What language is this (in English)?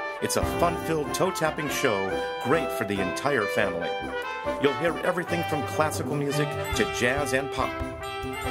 English